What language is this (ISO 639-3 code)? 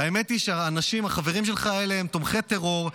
heb